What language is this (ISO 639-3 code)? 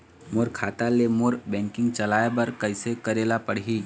hne